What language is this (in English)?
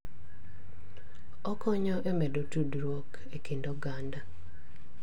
Luo (Kenya and Tanzania)